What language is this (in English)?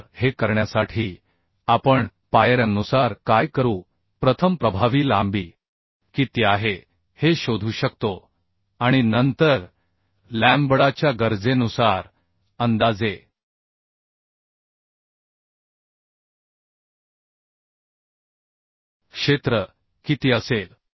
Marathi